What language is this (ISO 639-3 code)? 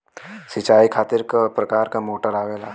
bho